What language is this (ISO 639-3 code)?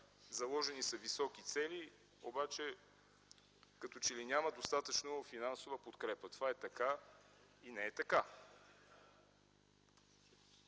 bul